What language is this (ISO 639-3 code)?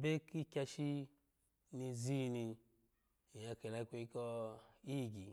ala